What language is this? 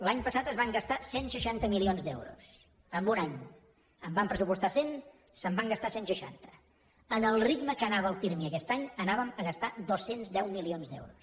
Catalan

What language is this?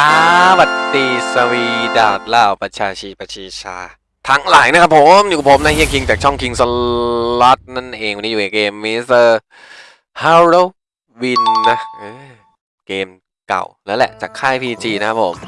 Thai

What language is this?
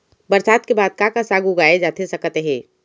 Chhattisgarhi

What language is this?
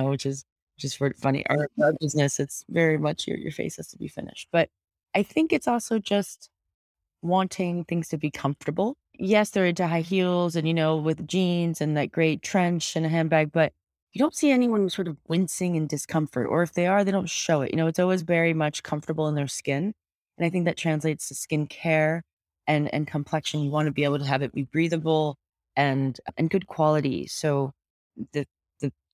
English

